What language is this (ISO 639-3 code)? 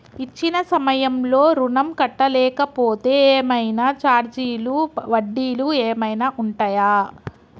tel